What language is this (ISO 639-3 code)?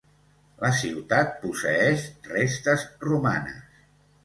cat